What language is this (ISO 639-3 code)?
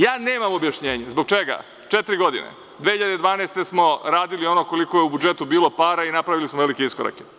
srp